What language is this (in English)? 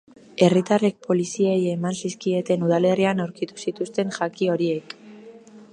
Basque